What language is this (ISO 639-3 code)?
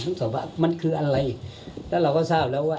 tha